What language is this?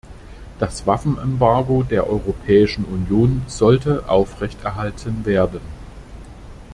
German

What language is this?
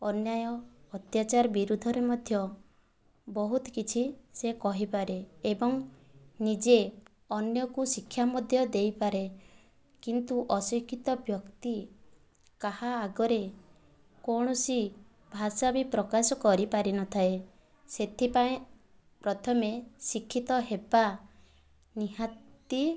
Odia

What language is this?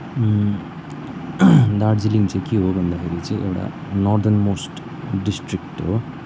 Nepali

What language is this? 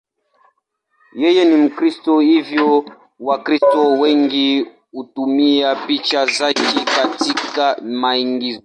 Swahili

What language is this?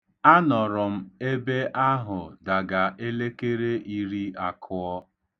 Igbo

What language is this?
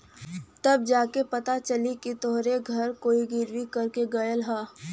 Bhojpuri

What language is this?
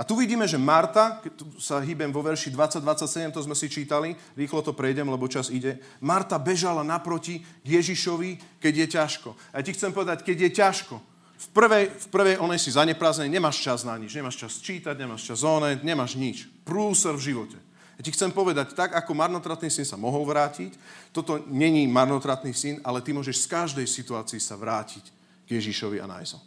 Slovak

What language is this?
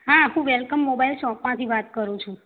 Gujarati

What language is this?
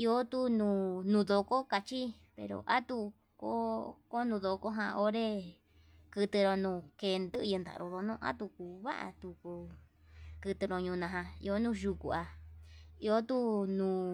Yutanduchi Mixtec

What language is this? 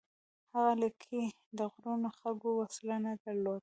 Pashto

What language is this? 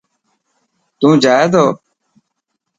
Dhatki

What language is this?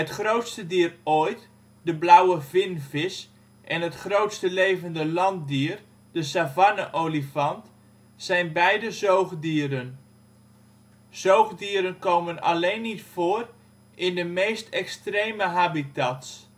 Dutch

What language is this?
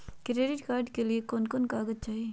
Magahi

